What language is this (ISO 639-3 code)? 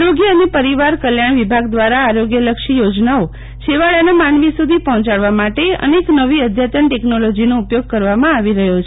guj